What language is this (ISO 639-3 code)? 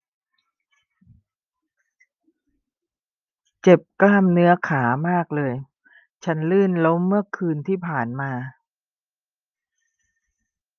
tha